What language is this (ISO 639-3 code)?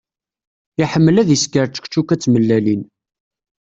kab